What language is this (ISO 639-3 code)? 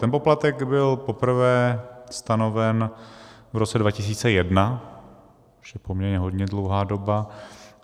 ces